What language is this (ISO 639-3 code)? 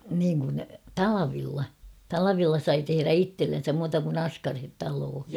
fin